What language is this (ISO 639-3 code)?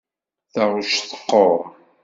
kab